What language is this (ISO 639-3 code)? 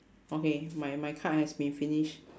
eng